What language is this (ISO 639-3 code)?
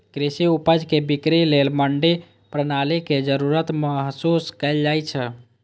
mai